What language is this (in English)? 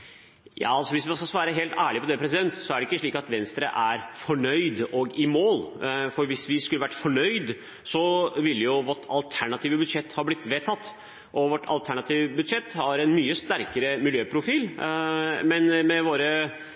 Norwegian Bokmål